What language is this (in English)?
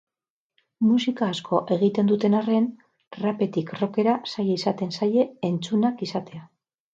Basque